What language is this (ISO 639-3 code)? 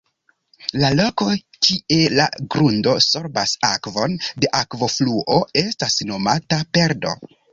epo